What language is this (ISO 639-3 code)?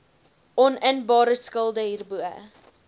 afr